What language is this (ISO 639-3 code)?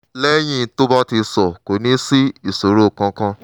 yor